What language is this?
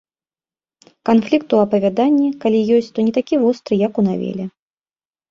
Belarusian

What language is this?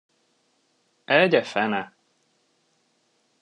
Hungarian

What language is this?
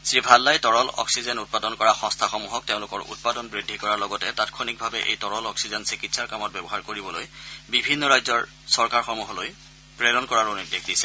Assamese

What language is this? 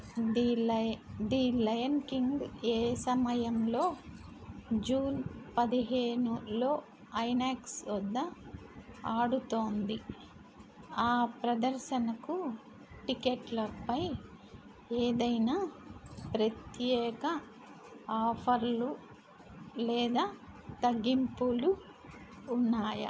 Telugu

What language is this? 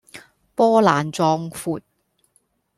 Cantonese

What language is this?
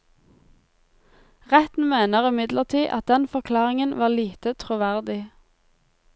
Norwegian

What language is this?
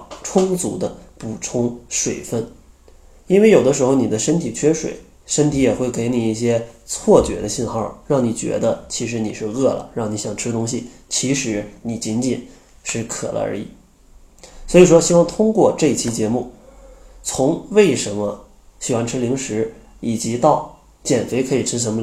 Chinese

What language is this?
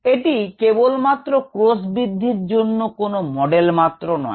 Bangla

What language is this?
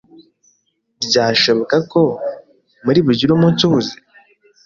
Kinyarwanda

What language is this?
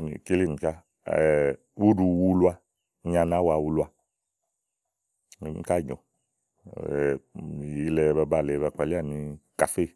Igo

